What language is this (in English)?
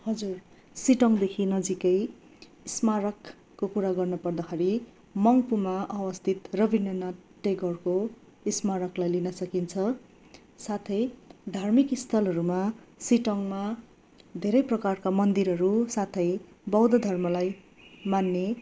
Nepali